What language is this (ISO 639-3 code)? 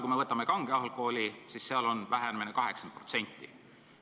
est